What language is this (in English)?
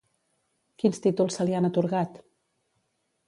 Catalan